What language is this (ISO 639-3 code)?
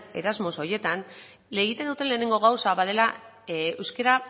eus